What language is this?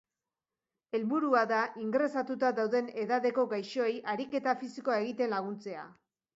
Basque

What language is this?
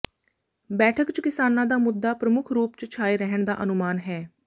Punjabi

